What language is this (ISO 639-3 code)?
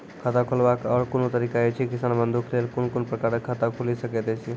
mai